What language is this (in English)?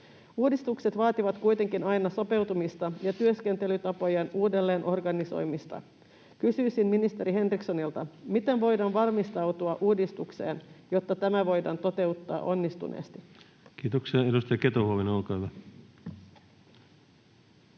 Finnish